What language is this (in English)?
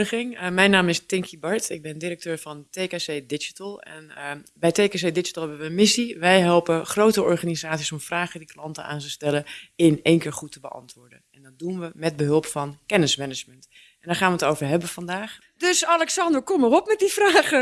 Dutch